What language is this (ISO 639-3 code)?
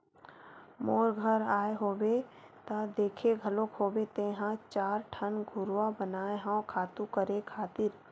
hne